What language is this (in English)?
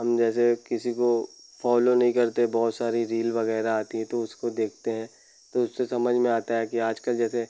Hindi